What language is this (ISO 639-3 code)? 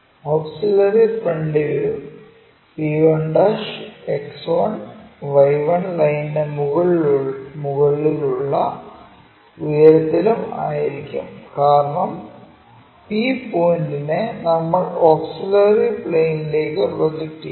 mal